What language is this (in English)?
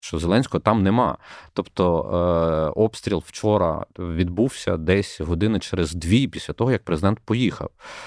Ukrainian